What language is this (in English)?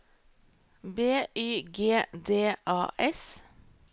Norwegian